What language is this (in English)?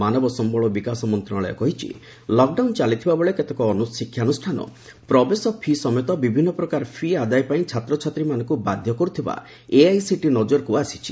Odia